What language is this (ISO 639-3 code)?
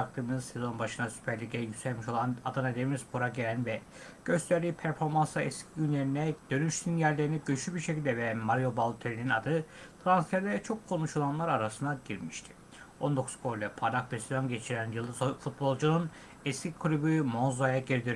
tur